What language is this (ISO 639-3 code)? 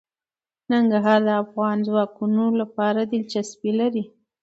pus